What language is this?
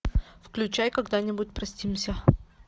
Russian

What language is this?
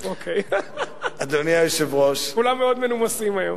Hebrew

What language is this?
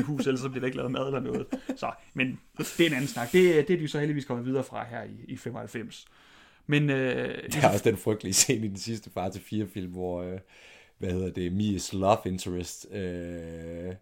Danish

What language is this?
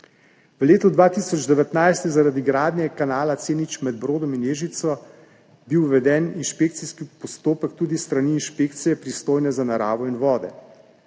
Slovenian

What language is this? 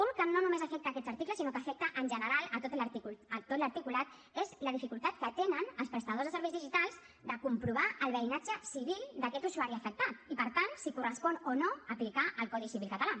Catalan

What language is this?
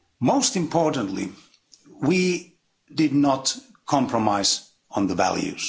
English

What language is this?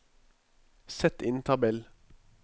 Norwegian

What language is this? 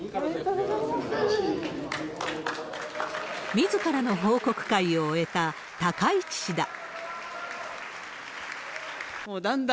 Japanese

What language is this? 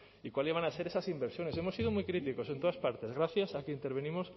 Spanish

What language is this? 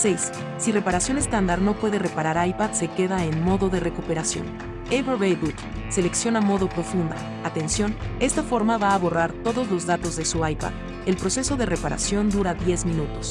Spanish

